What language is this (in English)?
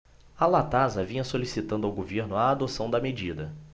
Portuguese